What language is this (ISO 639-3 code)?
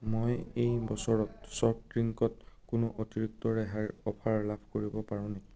asm